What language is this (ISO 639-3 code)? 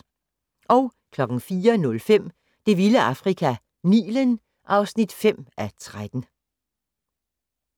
dan